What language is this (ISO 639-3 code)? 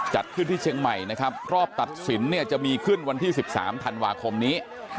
tha